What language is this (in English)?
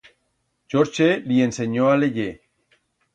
Aragonese